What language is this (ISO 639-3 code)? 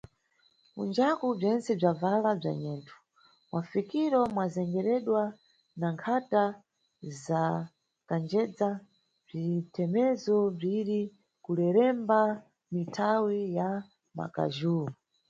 nyu